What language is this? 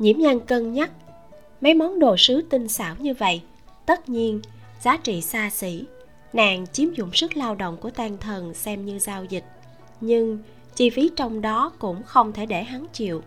Vietnamese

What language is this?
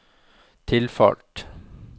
Norwegian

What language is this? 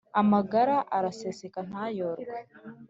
Kinyarwanda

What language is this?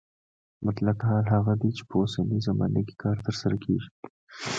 Pashto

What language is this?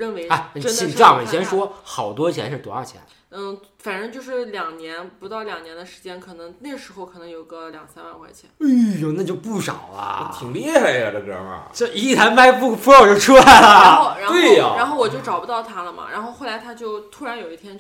Chinese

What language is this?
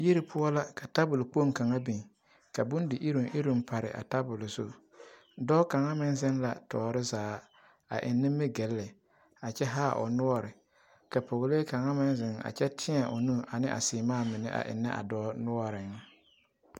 Southern Dagaare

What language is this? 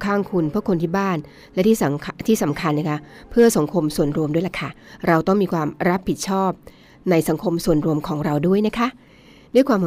Thai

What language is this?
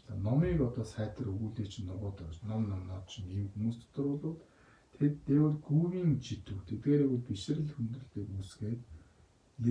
Korean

